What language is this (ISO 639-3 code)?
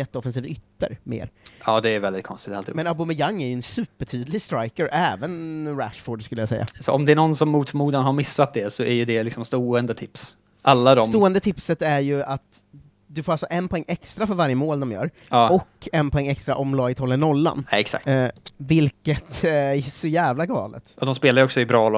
swe